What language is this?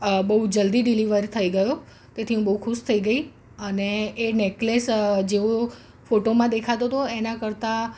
Gujarati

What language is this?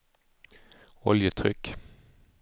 Swedish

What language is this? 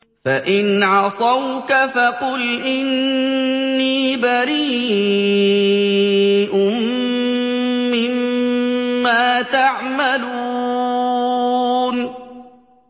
Arabic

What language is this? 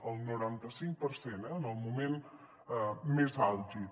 Catalan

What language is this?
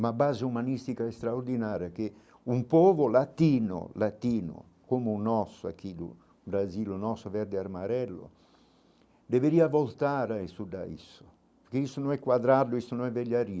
Portuguese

